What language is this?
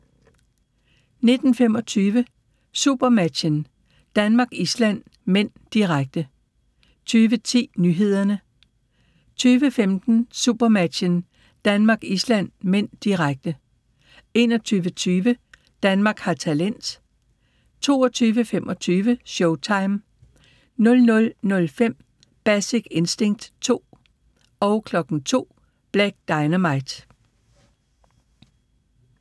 Danish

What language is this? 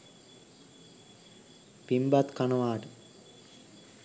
Sinhala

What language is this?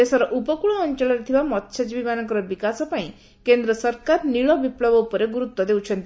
Odia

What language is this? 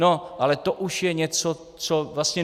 Czech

